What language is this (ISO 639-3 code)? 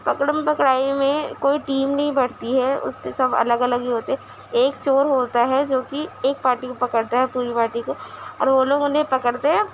urd